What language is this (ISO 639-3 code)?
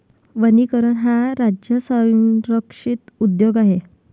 mar